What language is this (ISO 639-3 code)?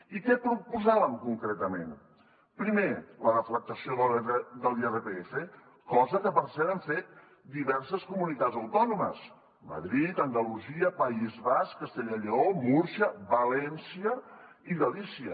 cat